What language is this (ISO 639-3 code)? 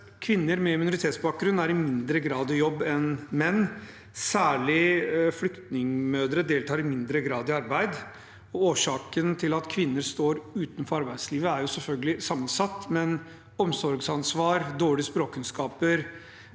nor